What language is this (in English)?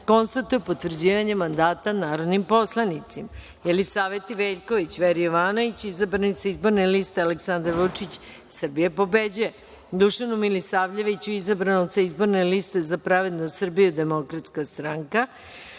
Serbian